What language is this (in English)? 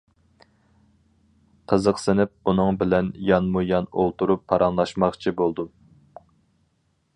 Uyghur